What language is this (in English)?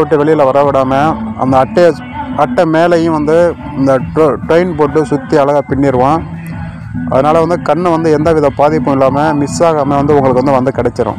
Arabic